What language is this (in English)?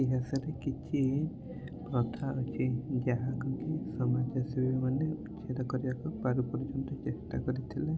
Odia